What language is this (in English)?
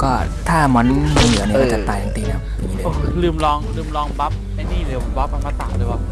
Thai